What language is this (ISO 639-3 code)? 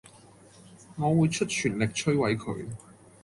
yue